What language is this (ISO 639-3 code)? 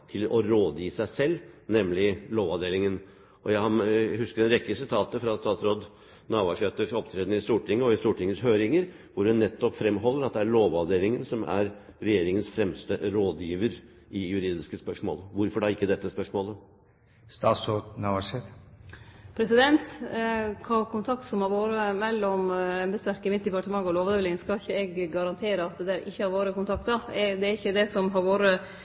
nor